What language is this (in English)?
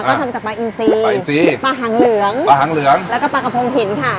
Thai